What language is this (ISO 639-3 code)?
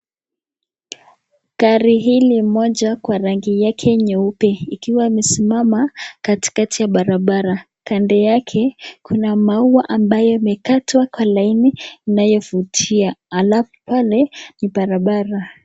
swa